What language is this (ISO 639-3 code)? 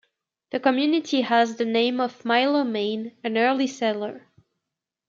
eng